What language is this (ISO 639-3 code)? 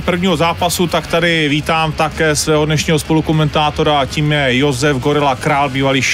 ces